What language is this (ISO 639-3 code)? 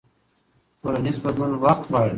pus